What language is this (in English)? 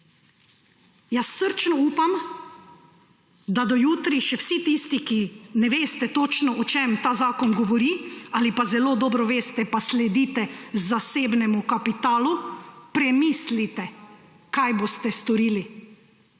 Slovenian